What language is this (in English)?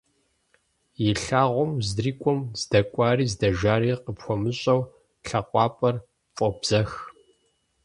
Kabardian